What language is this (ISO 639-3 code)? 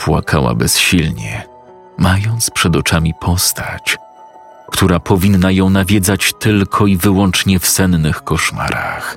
pol